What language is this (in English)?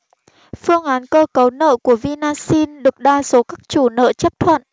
Vietnamese